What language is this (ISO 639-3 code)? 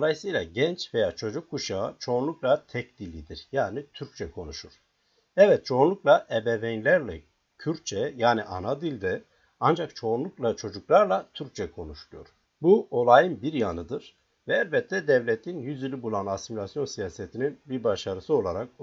tur